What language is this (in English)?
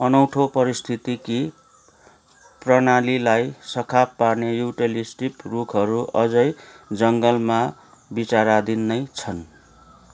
Nepali